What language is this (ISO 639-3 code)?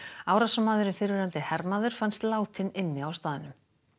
isl